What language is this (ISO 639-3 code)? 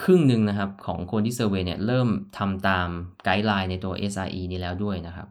tha